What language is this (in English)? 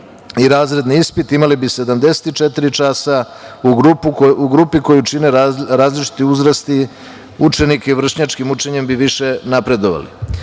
Serbian